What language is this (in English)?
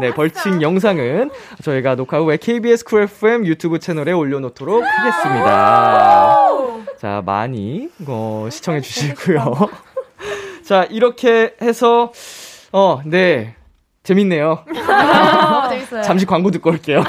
Korean